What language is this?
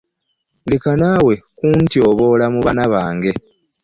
Ganda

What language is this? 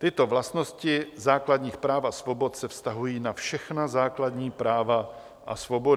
Czech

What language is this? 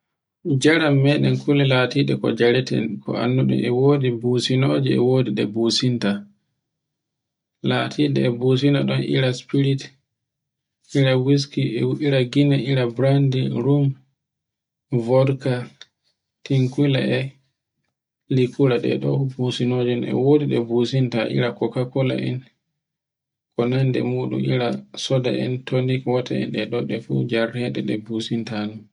Borgu Fulfulde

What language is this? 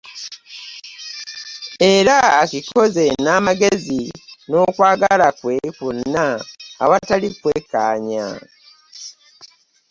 Ganda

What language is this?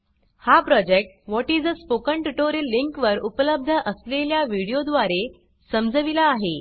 Marathi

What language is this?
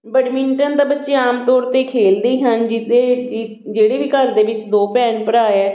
Punjabi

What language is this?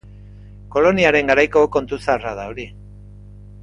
Basque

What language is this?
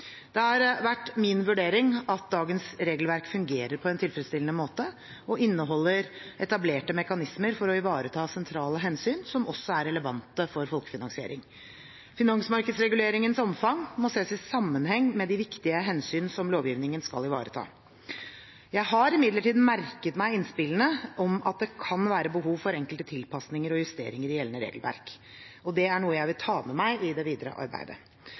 Norwegian Bokmål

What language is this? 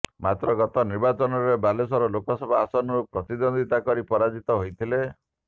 Odia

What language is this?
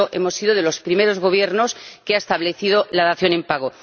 Spanish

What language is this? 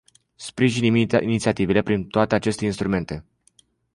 Romanian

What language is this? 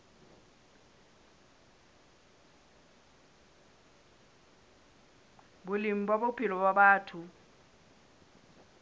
Southern Sotho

